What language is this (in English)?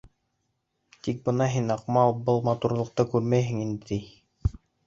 Bashkir